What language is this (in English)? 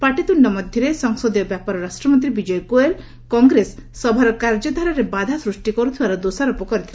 Odia